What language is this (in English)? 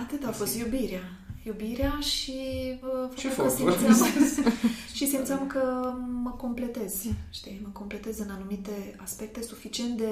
Romanian